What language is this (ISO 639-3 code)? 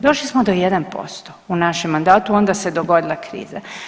hrv